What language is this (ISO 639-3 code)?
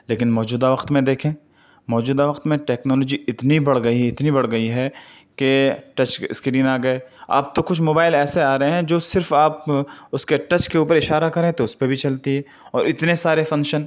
urd